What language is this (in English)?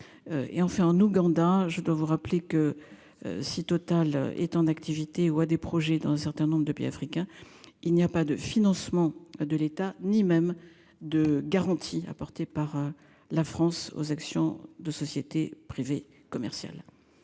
French